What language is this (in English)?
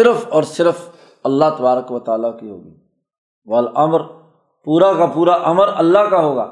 Urdu